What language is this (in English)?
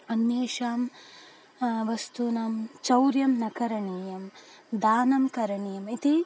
Sanskrit